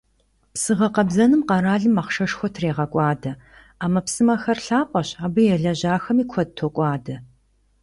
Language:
Kabardian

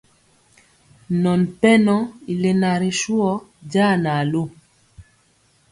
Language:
Mpiemo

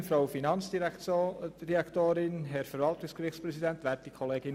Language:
Swiss German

